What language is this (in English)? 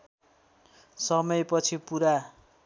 Nepali